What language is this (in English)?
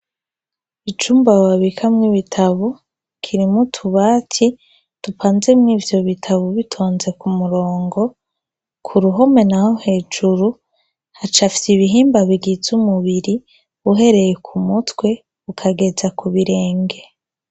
Rundi